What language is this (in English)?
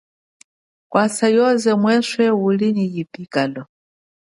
Chokwe